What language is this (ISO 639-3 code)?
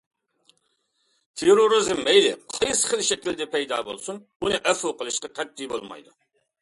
uig